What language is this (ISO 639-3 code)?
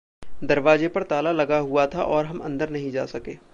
hin